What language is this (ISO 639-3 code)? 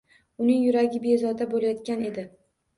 uzb